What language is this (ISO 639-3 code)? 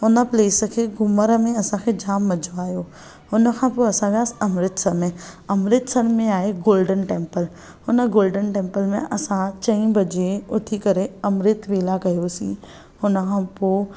snd